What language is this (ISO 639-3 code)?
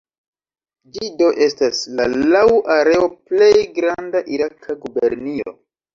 epo